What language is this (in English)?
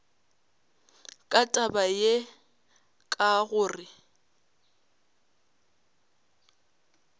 Northern Sotho